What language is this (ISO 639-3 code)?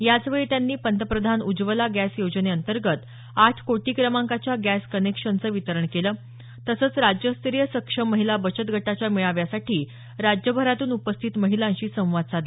mar